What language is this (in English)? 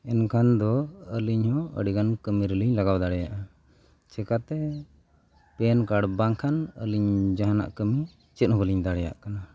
Santali